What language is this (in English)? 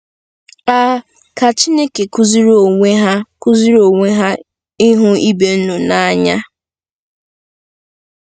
Igbo